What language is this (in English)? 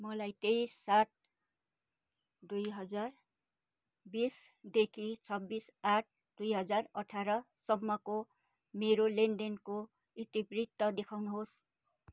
Nepali